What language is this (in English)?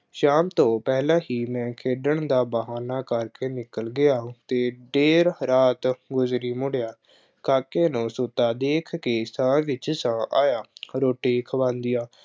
Punjabi